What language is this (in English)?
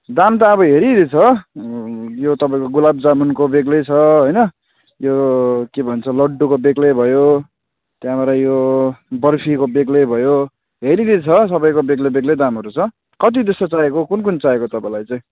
Nepali